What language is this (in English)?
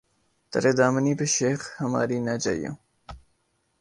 Urdu